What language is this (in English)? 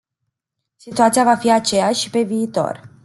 Romanian